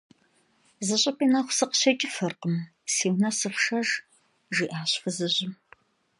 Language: Kabardian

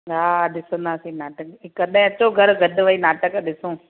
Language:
Sindhi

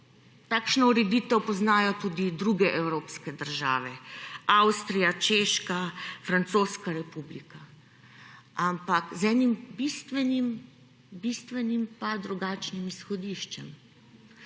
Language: Slovenian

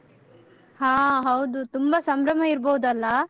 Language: Kannada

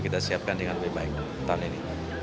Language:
Indonesian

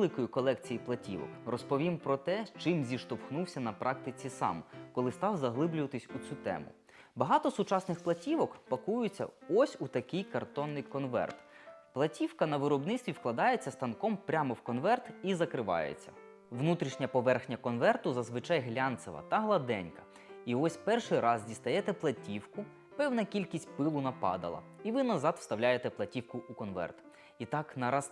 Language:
Ukrainian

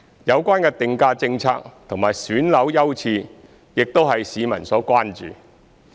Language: Cantonese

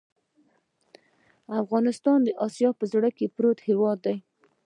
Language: Pashto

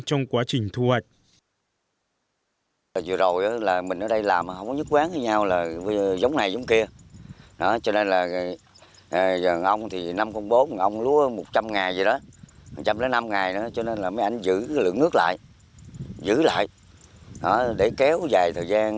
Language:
Vietnamese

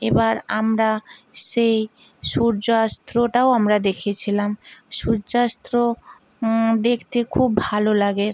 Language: Bangla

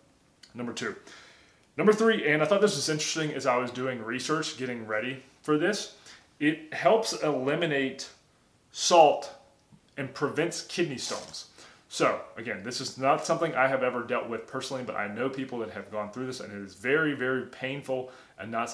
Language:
English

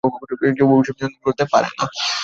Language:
Bangla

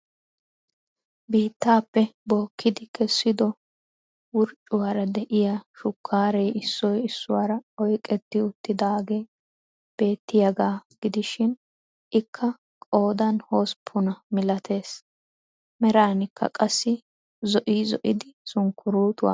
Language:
Wolaytta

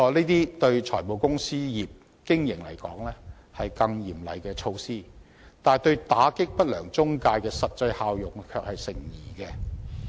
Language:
Cantonese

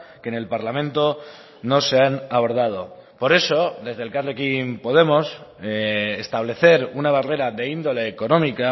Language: Spanish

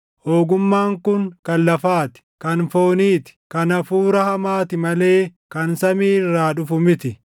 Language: Oromo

